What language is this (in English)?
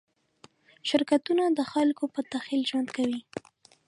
Pashto